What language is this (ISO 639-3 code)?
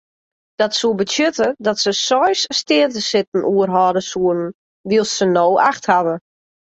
fry